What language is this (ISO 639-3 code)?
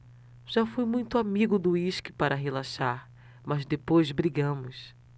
por